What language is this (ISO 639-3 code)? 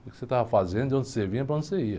por